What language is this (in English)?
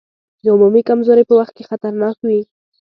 Pashto